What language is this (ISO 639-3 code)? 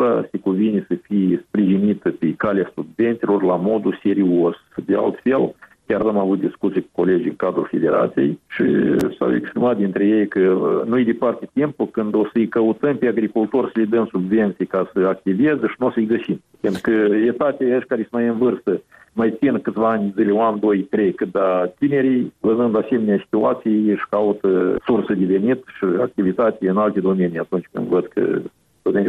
ron